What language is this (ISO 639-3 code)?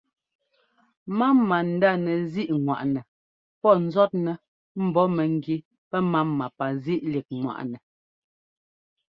jgo